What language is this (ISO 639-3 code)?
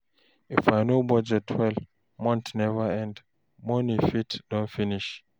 pcm